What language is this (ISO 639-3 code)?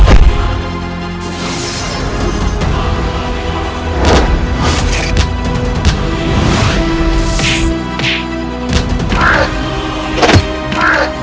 ind